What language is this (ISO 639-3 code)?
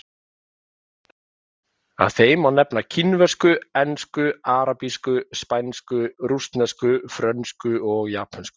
isl